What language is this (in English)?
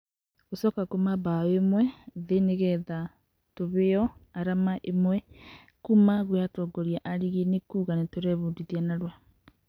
Kikuyu